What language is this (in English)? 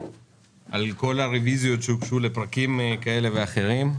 Hebrew